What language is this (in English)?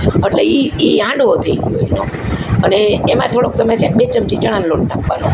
Gujarati